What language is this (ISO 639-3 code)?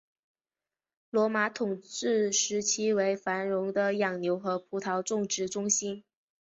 zho